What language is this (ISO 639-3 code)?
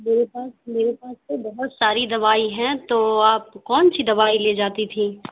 urd